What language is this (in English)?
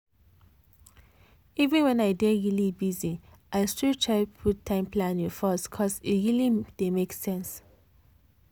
Nigerian Pidgin